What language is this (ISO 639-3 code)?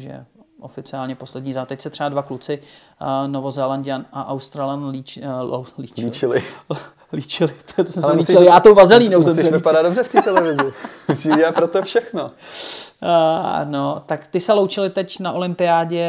ces